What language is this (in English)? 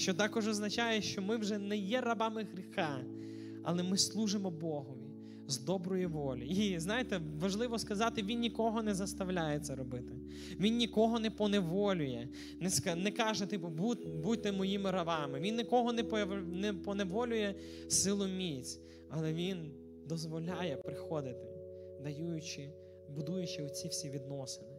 Ukrainian